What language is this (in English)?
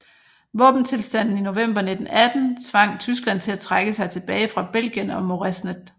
Danish